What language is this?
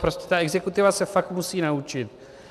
Czech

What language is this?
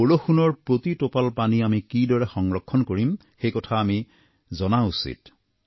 Assamese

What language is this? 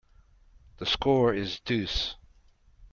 English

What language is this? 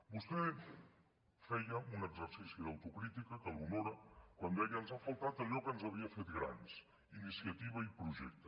Catalan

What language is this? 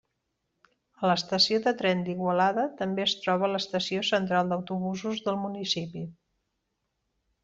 Catalan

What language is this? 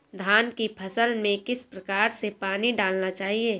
Hindi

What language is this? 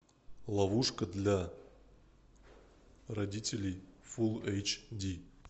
Russian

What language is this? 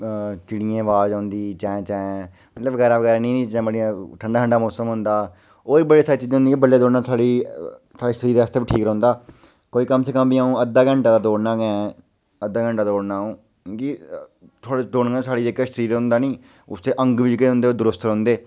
Dogri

